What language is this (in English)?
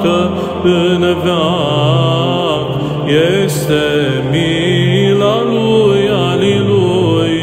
Romanian